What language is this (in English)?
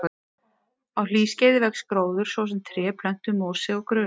Icelandic